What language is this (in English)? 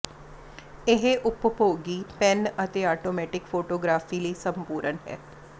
Punjabi